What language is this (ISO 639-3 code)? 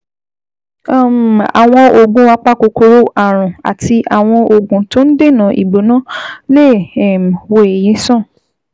yor